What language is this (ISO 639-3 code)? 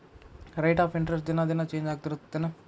kan